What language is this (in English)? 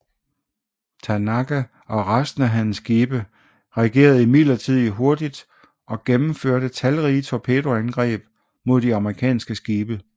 Danish